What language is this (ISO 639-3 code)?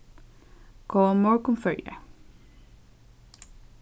fao